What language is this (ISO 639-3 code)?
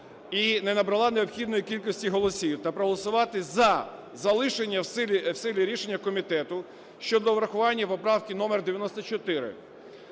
ukr